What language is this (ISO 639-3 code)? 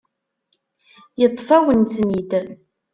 kab